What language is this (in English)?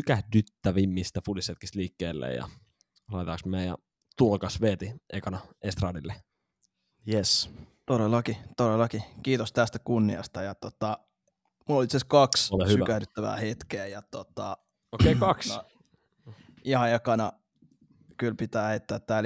Finnish